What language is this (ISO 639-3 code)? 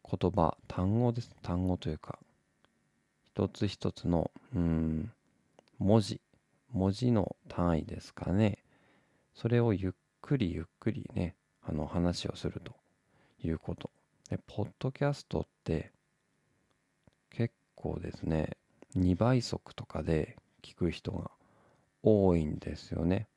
jpn